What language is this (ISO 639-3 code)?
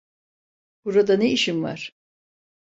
tur